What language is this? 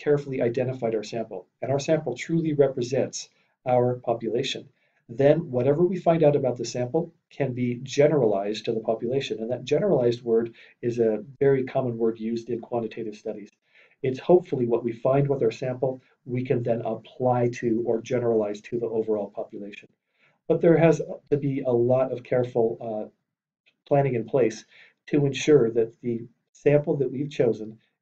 English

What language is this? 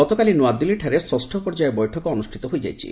Odia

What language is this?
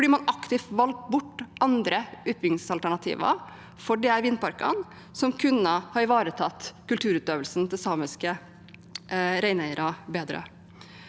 Norwegian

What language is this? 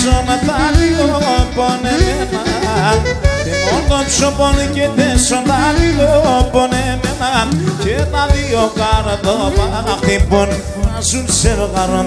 Greek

